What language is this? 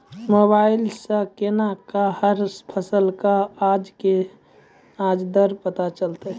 Maithili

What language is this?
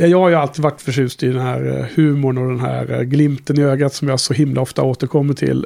Swedish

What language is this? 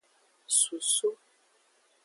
Aja (Benin)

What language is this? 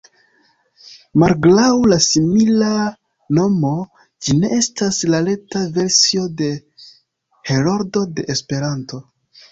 Esperanto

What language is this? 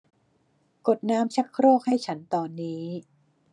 Thai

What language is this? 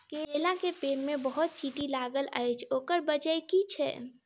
Maithili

